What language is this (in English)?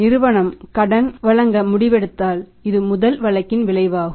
Tamil